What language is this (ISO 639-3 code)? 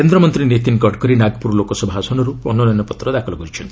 ori